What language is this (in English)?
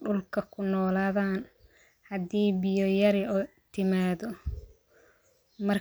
Somali